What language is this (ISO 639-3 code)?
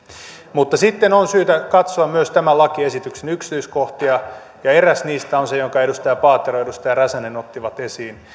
fin